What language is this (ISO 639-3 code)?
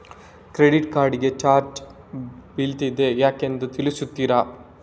kan